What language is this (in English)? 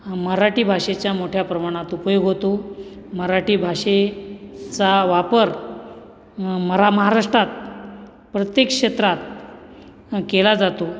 Marathi